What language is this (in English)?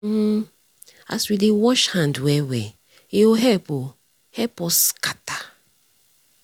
Nigerian Pidgin